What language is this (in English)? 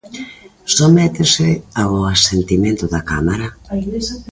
Galician